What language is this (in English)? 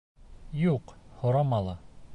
Bashkir